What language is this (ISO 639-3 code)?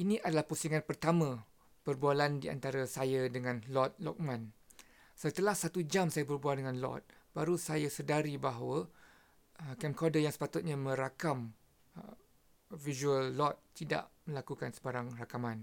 msa